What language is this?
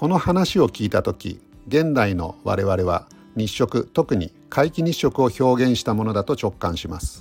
Japanese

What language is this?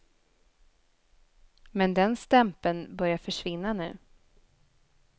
Swedish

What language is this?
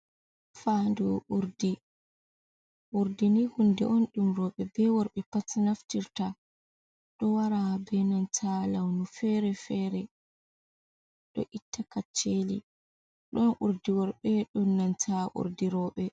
Fula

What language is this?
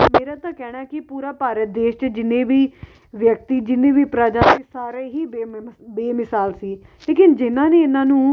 Punjabi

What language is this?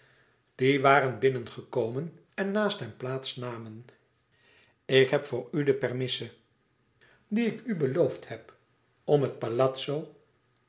Dutch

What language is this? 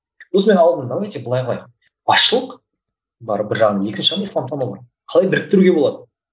Kazakh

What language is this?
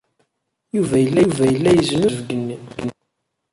Kabyle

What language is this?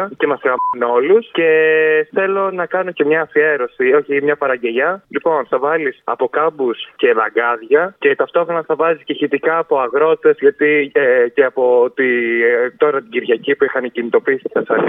Greek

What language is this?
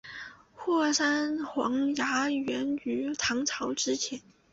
Chinese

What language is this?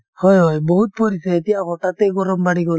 Assamese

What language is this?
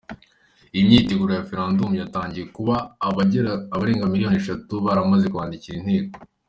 Kinyarwanda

